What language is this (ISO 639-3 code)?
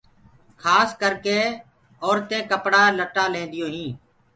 ggg